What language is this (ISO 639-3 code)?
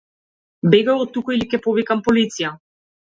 mkd